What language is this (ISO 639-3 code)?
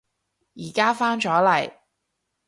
yue